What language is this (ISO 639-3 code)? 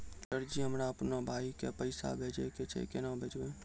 mai